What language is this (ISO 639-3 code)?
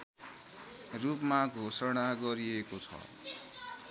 nep